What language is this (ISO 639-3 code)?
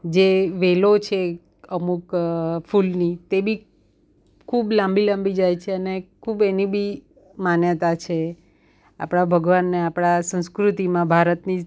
guj